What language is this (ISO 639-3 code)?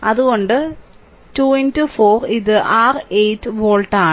mal